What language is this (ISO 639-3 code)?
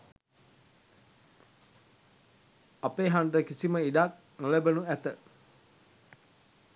sin